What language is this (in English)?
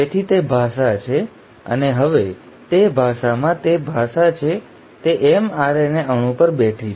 Gujarati